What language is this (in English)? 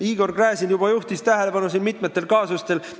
Estonian